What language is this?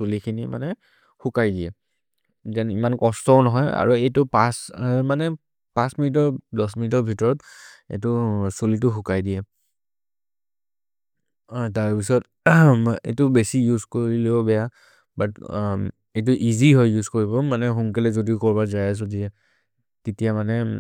Maria (India)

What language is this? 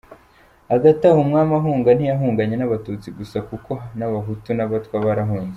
Kinyarwanda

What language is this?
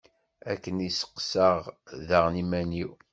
Kabyle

